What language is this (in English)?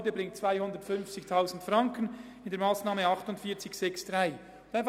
Swiss German